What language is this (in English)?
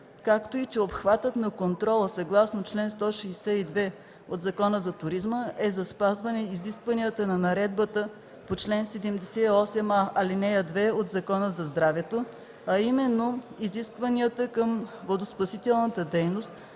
Bulgarian